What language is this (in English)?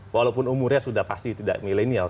Indonesian